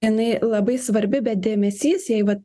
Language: Lithuanian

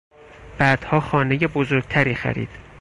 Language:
Persian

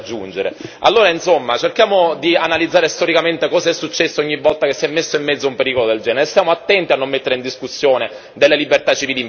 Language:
Italian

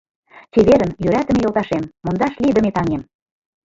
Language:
Mari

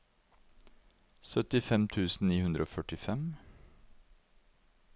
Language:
Norwegian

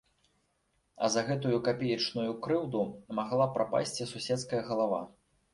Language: Belarusian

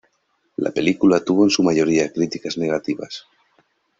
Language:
Spanish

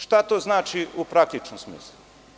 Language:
Serbian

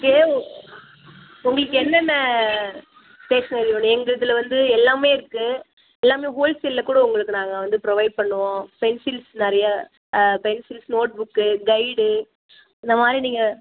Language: Tamil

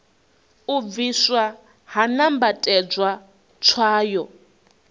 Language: Venda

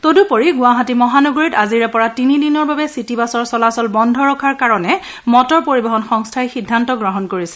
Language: Assamese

